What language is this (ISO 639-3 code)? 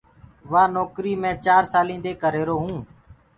ggg